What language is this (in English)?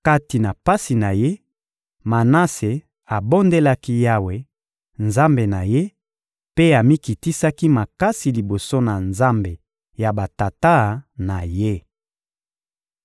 Lingala